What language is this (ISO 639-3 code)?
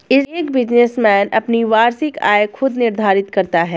hin